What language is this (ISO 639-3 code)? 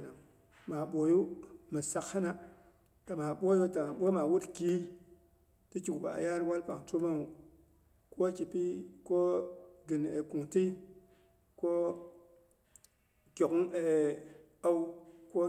bux